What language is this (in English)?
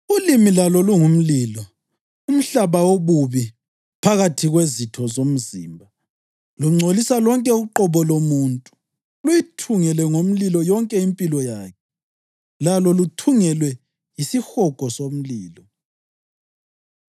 North Ndebele